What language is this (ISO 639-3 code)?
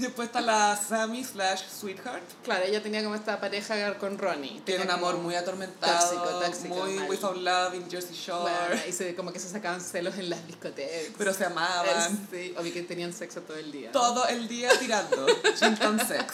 spa